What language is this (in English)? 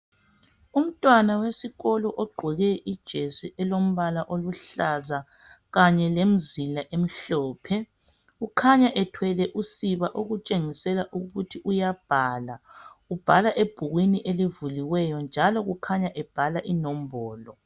North Ndebele